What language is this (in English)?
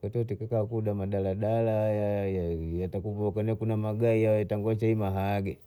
Bondei